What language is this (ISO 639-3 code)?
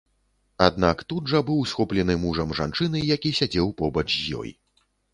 bel